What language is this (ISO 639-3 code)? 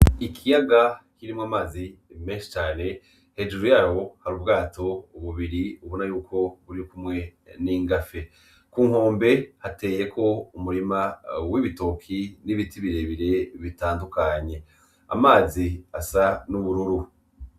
run